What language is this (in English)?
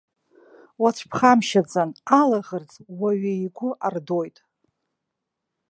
Abkhazian